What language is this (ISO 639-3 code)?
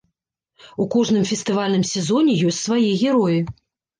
bel